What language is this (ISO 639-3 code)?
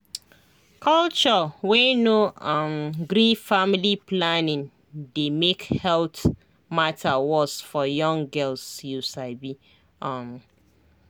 pcm